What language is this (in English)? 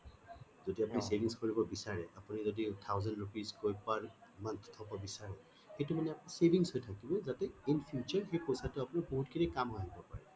Assamese